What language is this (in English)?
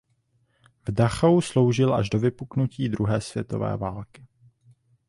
Czech